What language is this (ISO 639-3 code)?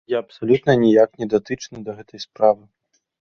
bel